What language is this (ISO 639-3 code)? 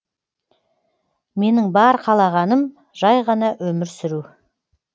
kaz